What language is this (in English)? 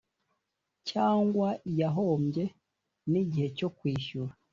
Kinyarwanda